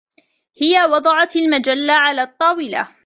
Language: Arabic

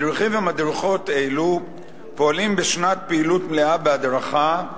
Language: Hebrew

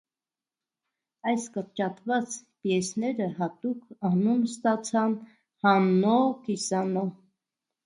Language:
Armenian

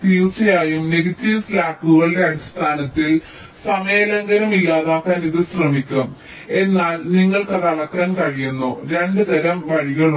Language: Malayalam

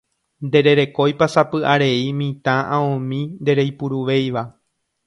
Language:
Guarani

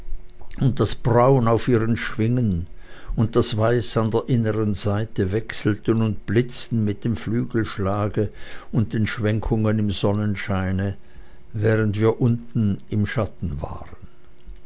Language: German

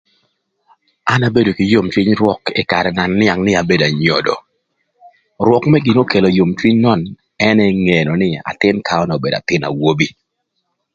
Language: Thur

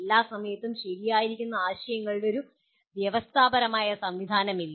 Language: Malayalam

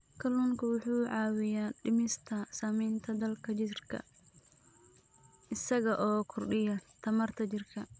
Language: Somali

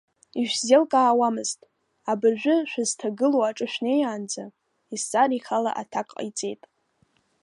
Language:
Abkhazian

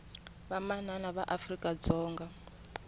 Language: Tsonga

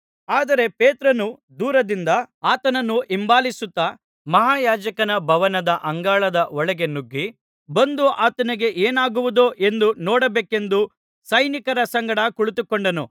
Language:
Kannada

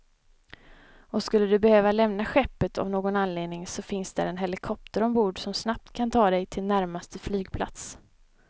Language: Swedish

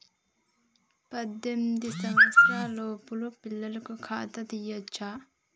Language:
Telugu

